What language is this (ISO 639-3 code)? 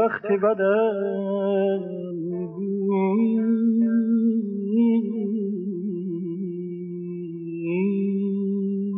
fas